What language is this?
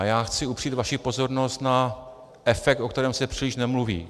Czech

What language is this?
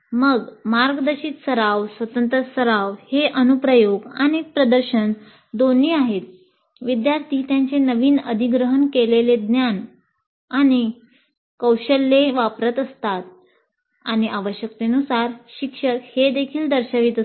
Marathi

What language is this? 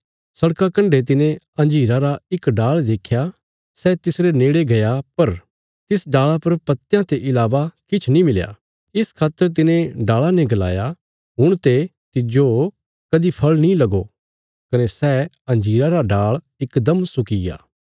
Bilaspuri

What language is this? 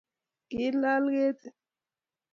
Kalenjin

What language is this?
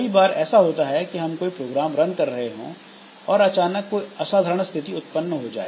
Hindi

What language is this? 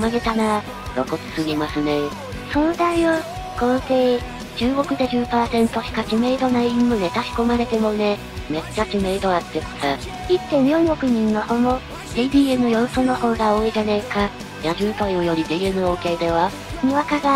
Japanese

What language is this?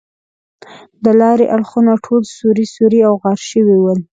Pashto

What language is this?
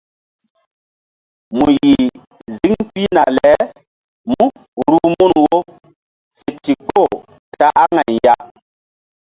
Mbum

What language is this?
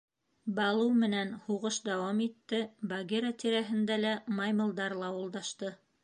Bashkir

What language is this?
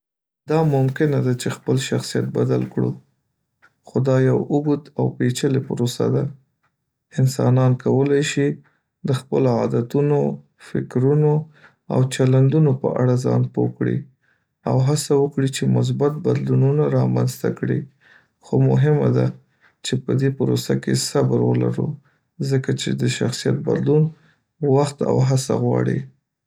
Pashto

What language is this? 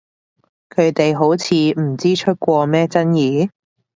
Cantonese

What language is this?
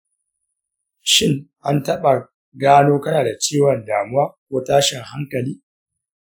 Hausa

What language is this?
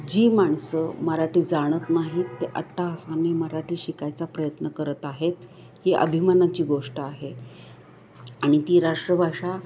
Marathi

